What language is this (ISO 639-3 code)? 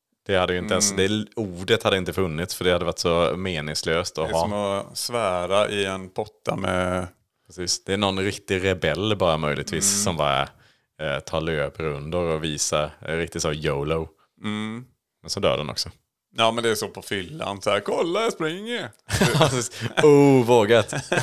swe